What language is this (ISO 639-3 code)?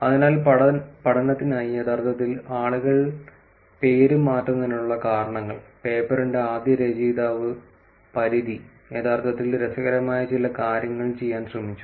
mal